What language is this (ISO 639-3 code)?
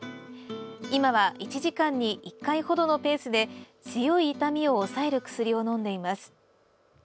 jpn